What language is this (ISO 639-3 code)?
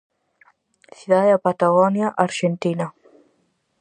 glg